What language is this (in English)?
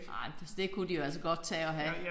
Danish